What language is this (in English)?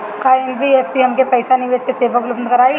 Bhojpuri